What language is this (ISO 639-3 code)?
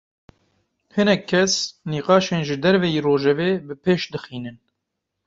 kur